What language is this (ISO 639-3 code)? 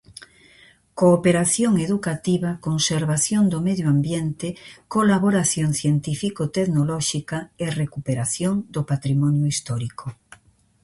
glg